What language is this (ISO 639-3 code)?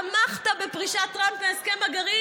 heb